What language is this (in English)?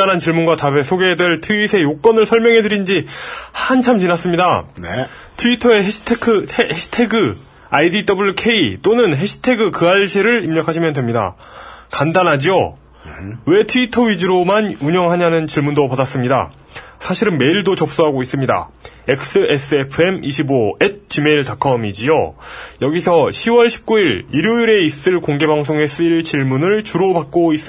Korean